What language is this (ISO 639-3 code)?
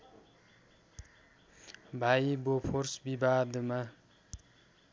nep